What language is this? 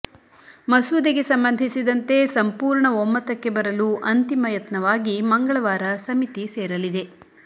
Kannada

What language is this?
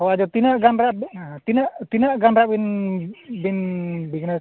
Santali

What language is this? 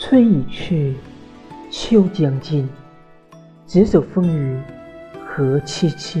Chinese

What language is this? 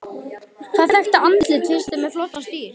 Icelandic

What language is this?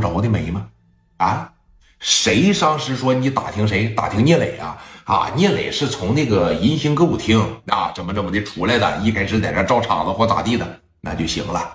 Chinese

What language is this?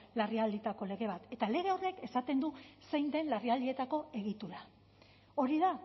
Basque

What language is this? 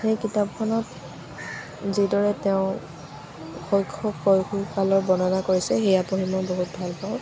Assamese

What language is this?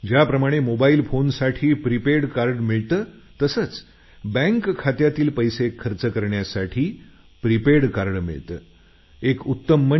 Marathi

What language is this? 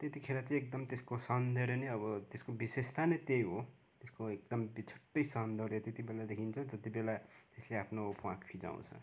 Nepali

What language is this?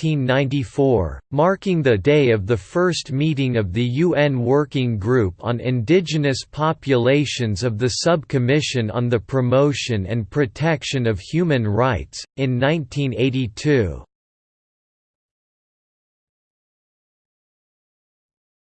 English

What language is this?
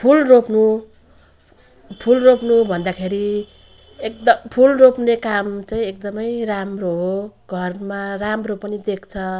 Nepali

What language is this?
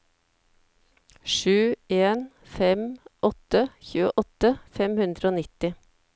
Norwegian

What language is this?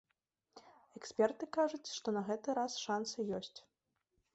Belarusian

